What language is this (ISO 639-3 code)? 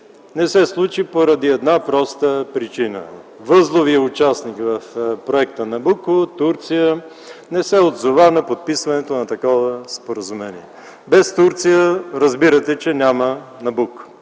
bul